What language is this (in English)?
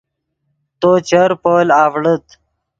Yidgha